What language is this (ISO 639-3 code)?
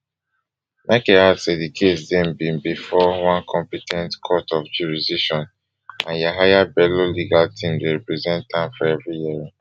pcm